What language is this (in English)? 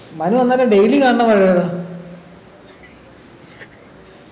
Malayalam